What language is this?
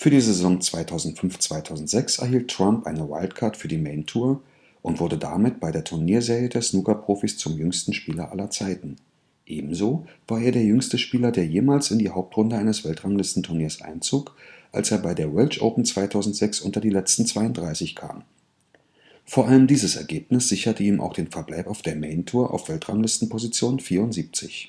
German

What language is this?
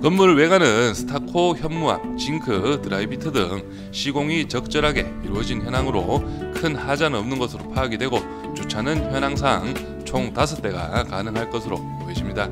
Korean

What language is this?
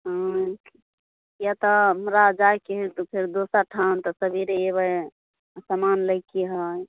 Maithili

